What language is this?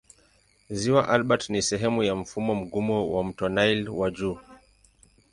Swahili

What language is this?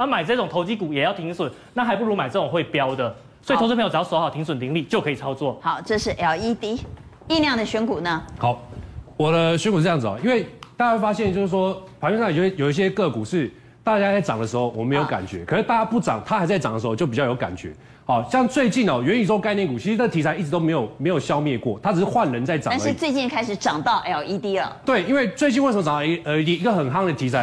Chinese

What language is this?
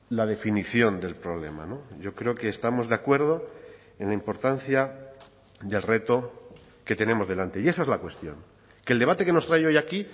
Spanish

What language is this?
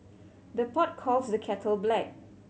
English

